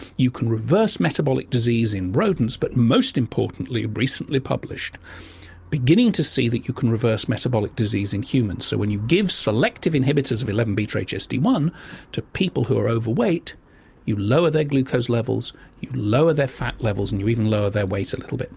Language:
English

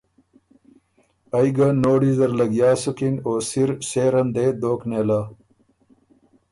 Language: Ormuri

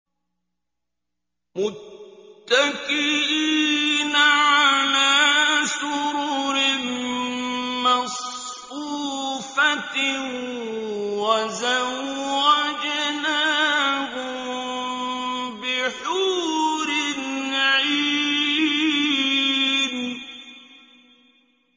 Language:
Arabic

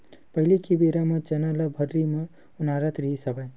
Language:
Chhattisgarhi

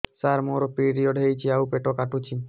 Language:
Odia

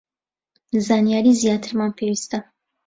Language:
Central Kurdish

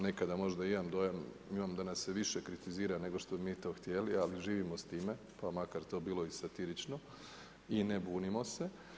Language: Croatian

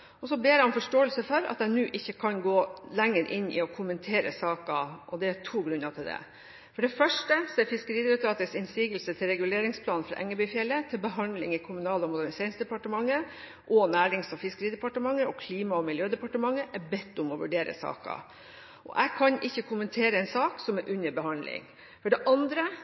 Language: Norwegian Bokmål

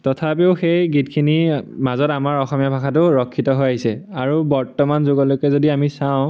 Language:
Assamese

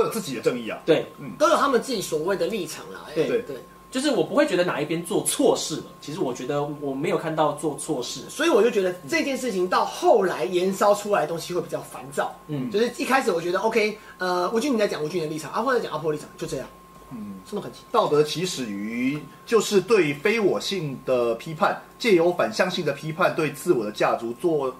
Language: Chinese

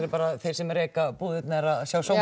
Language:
Icelandic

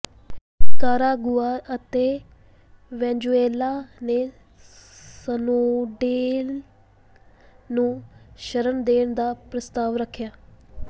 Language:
Punjabi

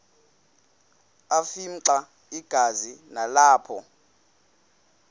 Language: Xhosa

